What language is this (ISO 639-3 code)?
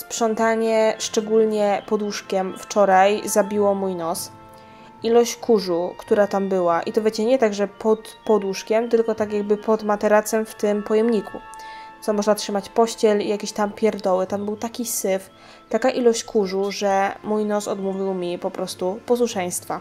pol